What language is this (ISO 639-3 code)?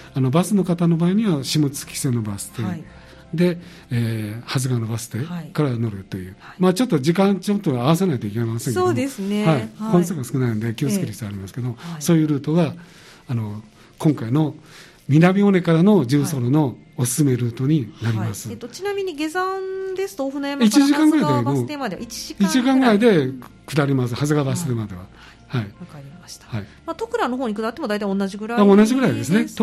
jpn